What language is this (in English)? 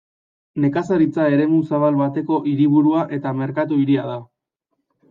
Basque